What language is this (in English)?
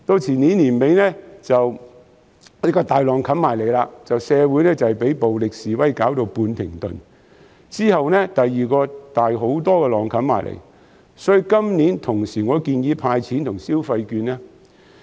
Cantonese